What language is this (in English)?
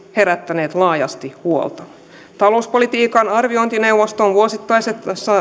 Finnish